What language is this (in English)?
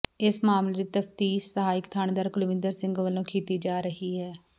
Punjabi